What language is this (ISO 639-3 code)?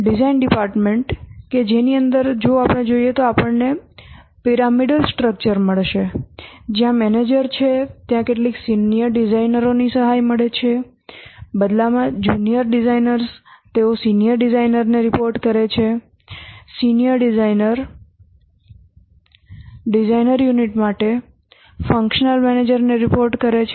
guj